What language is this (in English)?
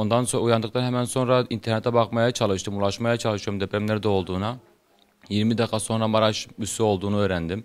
Turkish